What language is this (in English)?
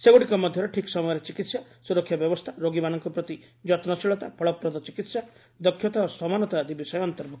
Odia